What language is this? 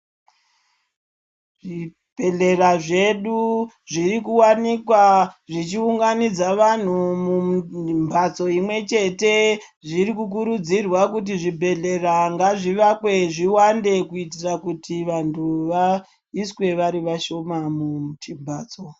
Ndau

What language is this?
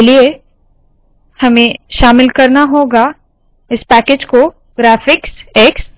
Hindi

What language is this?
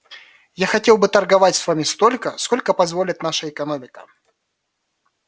Russian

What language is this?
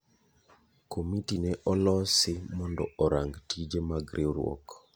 Luo (Kenya and Tanzania)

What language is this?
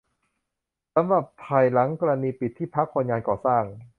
Thai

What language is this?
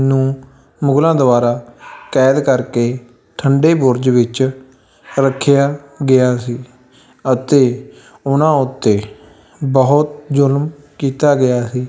Punjabi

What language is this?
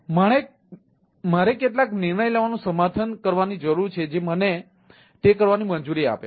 Gujarati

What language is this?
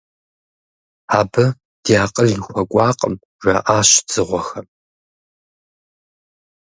Kabardian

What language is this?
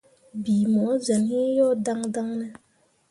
Mundang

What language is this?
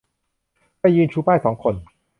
Thai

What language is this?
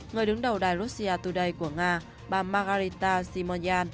Vietnamese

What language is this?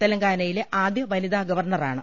Malayalam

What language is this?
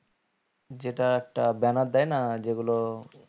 Bangla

